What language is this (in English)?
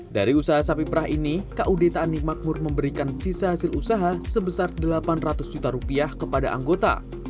Indonesian